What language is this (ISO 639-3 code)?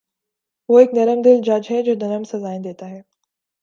urd